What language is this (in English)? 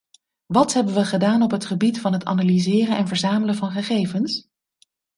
Dutch